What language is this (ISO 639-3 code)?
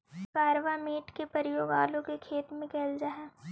mag